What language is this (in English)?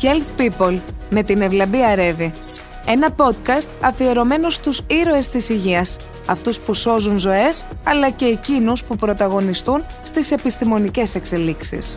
Greek